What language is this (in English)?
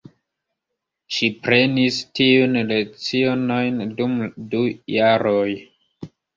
Esperanto